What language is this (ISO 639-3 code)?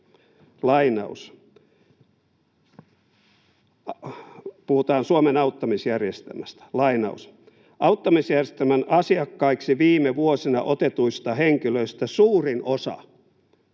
fin